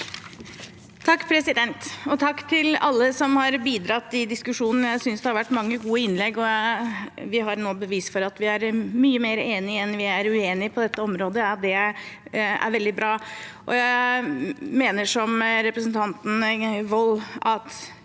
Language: Norwegian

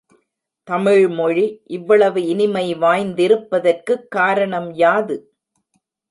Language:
Tamil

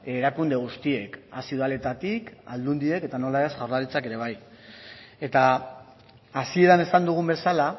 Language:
Basque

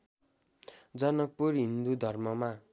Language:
Nepali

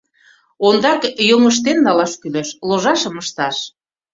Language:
Mari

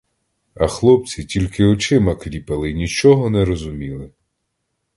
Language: Ukrainian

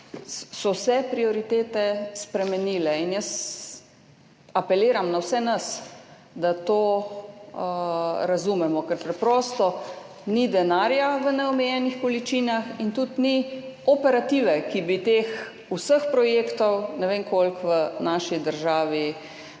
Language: Slovenian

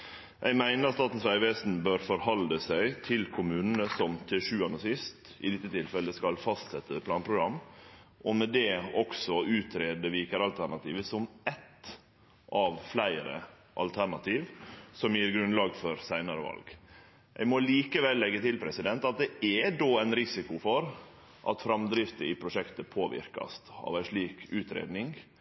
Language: Norwegian Nynorsk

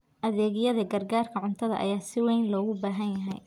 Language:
Somali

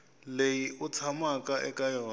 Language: Tsonga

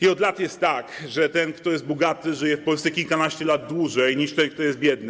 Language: Polish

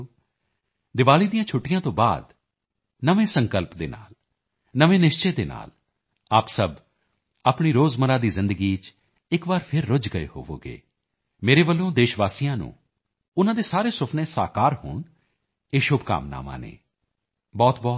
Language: Punjabi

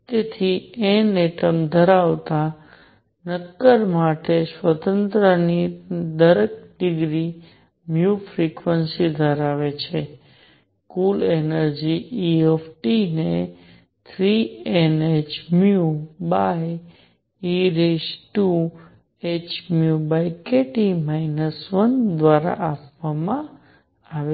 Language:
Gujarati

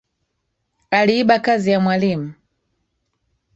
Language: Swahili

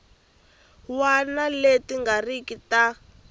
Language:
Tsonga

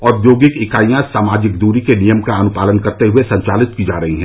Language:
Hindi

